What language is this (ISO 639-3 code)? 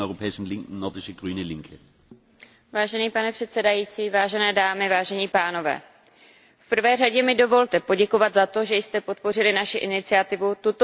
ces